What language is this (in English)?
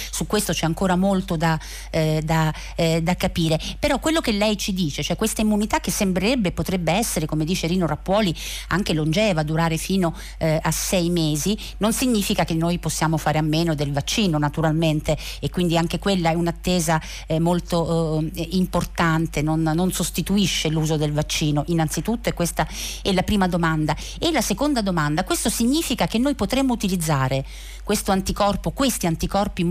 Italian